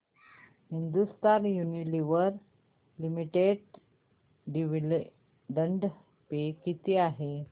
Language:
Marathi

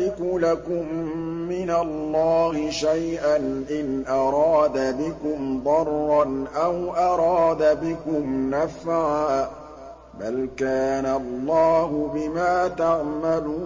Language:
Arabic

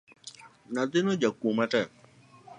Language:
Luo (Kenya and Tanzania)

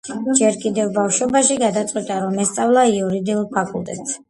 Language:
Georgian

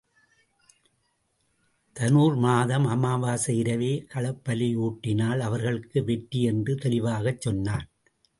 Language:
Tamil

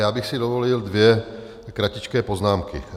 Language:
Czech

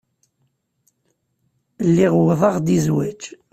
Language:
Kabyle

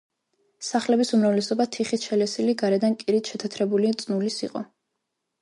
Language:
Georgian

